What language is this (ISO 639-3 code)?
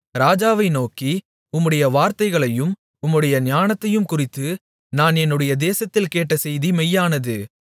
tam